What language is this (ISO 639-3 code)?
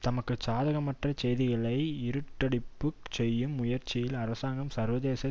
tam